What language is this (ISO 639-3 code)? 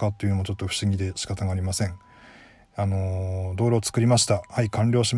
jpn